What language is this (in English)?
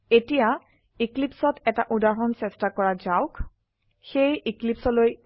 Assamese